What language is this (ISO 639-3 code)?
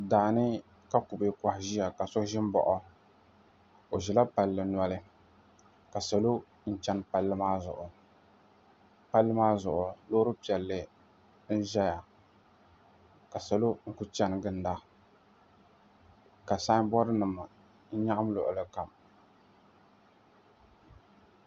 dag